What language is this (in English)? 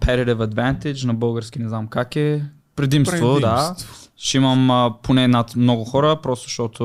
Bulgarian